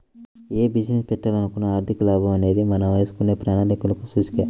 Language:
Telugu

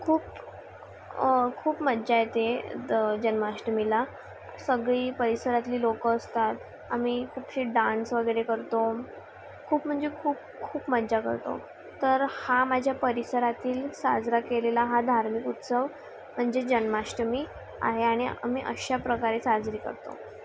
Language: Marathi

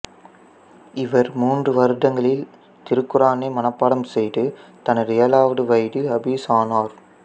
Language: Tamil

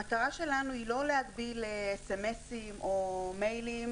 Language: Hebrew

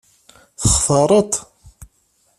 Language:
Kabyle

